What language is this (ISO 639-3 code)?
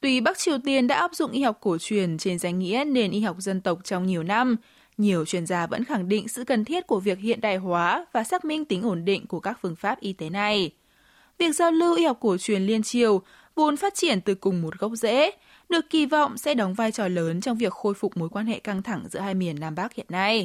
vie